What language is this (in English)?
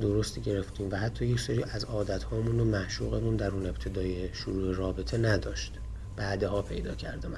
Persian